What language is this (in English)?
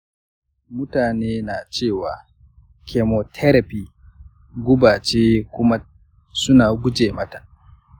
Hausa